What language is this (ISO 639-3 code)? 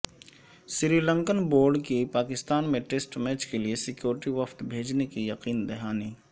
urd